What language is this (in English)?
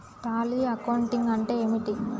Telugu